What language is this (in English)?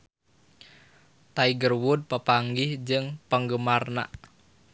Sundanese